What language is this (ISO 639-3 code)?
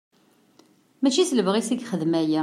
kab